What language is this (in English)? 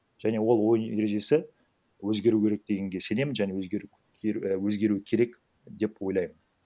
Kazakh